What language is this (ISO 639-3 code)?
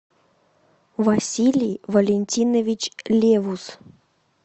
rus